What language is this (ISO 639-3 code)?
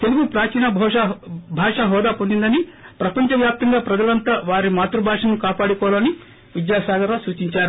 tel